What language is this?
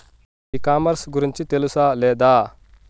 Telugu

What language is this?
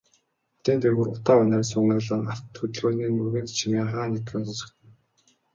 Mongolian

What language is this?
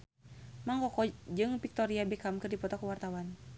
Sundanese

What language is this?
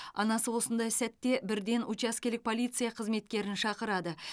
Kazakh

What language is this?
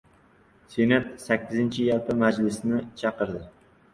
Uzbek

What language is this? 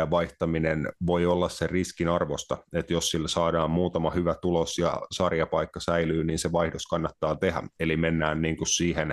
Finnish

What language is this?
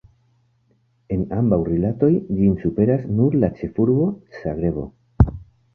Esperanto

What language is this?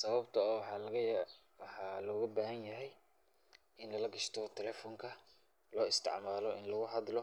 Somali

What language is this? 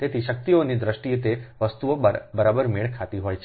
Gujarati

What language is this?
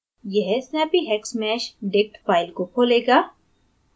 Hindi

